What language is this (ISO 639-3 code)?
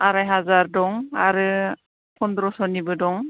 brx